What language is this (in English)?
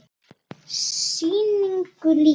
Icelandic